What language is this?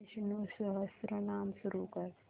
Marathi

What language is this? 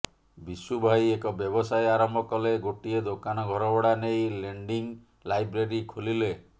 Odia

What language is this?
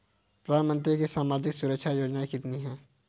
Hindi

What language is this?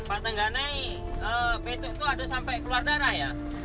Indonesian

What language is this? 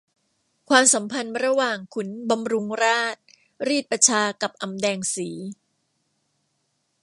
Thai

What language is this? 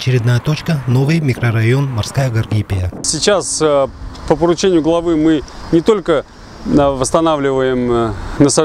Russian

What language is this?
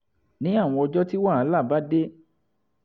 Yoruba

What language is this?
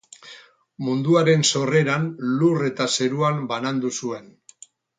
Basque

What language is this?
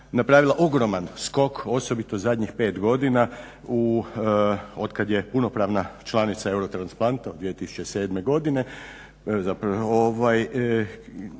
Croatian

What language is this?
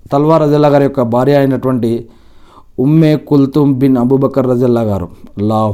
Telugu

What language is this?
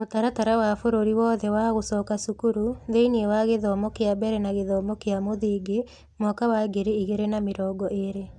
Kikuyu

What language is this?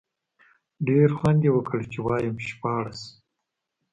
Pashto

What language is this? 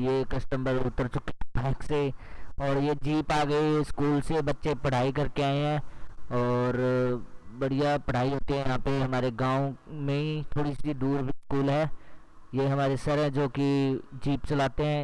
Hindi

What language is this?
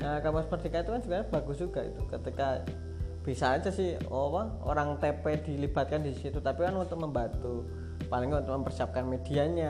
Indonesian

